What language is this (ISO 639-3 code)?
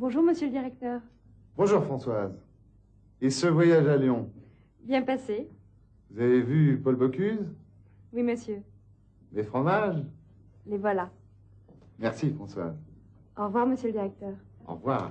fra